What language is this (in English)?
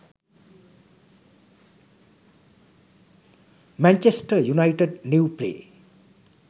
Sinhala